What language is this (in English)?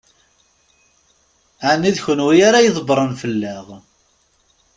Kabyle